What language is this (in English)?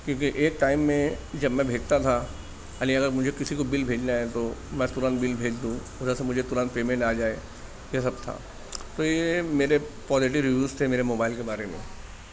Urdu